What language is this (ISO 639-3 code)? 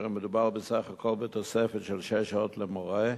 heb